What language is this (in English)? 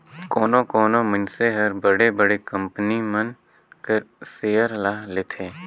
Chhattisgarhi